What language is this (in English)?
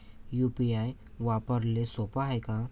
Marathi